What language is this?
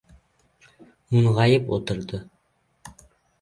Uzbek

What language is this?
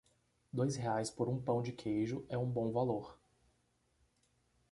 Portuguese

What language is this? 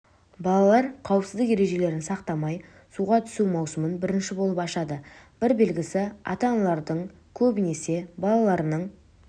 Kazakh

